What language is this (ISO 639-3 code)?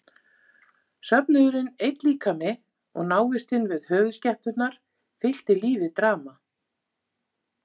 isl